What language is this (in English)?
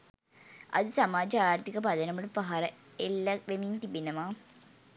Sinhala